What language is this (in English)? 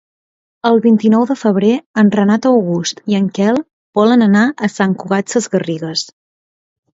Catalan